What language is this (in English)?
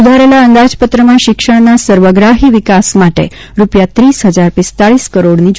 Gujarati